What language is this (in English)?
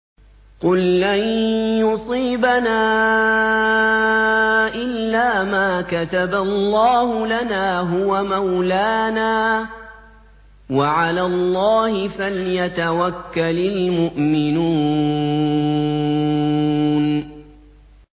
Arabic